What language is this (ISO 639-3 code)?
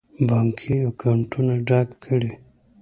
pus